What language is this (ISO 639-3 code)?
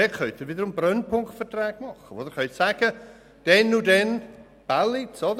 gsw